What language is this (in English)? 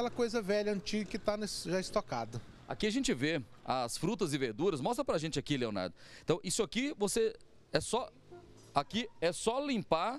Portuguese